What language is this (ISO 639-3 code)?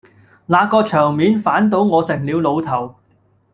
yue